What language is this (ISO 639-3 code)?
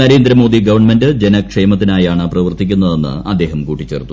mal